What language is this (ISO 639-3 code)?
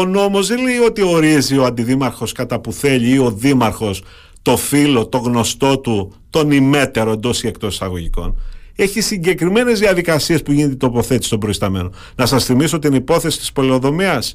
ell